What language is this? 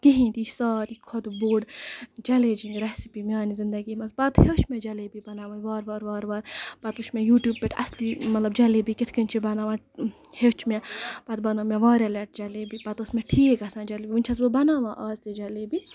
Kashmiri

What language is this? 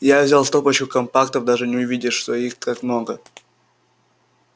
Russian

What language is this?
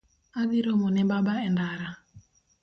Luo (Kenya and Tanzania)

